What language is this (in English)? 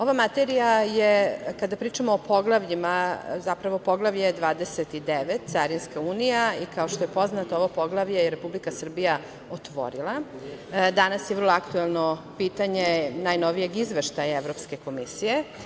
Serbian